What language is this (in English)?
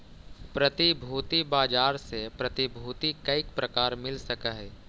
Magahi